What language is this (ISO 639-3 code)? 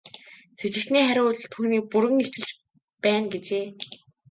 mon